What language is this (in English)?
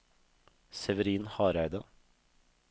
Norwegian